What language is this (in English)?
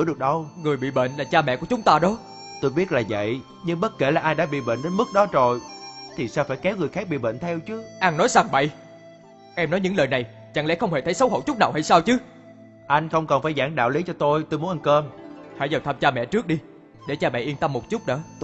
Vietnamese